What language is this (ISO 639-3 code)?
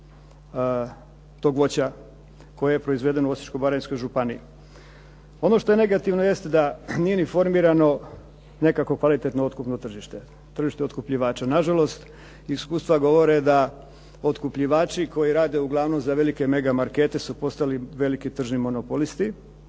hrv